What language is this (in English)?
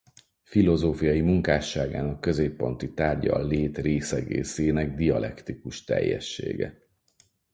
Hungarian